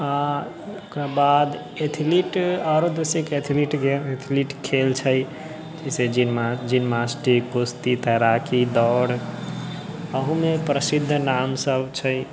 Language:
Maithili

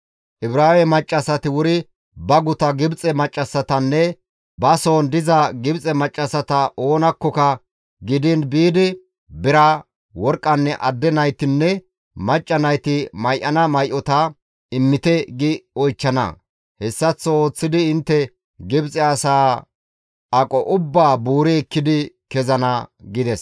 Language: Gamo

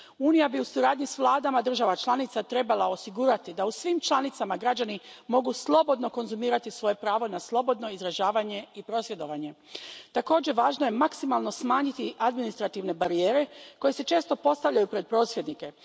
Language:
Croatian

